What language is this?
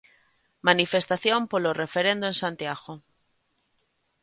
Galician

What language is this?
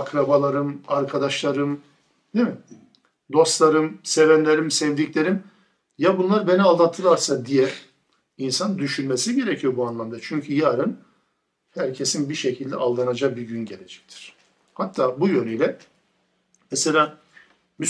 Turkish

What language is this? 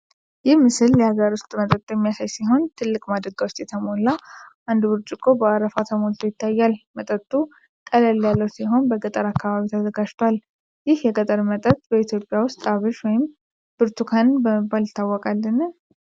Amharic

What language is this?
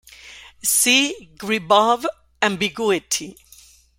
English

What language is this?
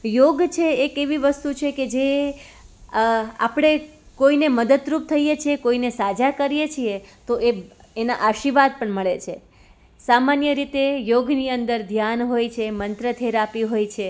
Gujarati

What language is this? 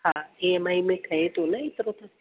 Sindhi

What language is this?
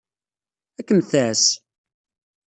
Kabyle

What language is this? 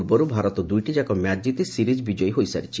Odia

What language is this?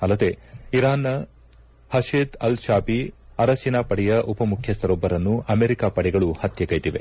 Kannada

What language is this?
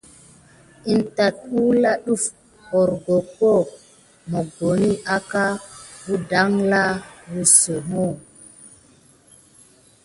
Gidar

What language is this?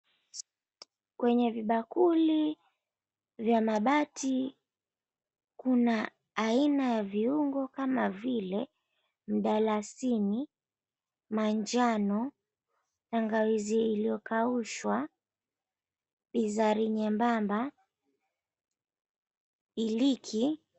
Swahili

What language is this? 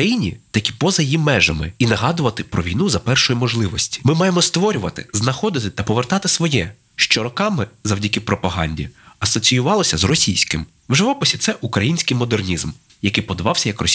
Ukrainian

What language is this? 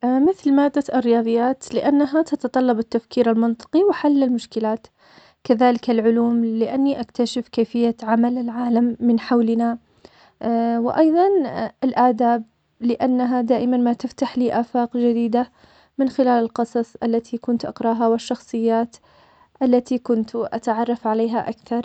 Omani Arabic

